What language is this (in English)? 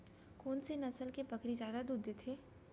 Chhattisgarhi